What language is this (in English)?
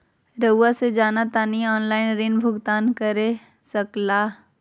Magahi